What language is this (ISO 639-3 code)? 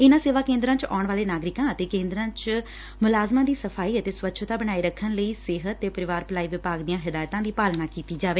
pan